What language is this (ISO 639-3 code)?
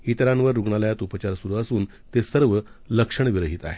mar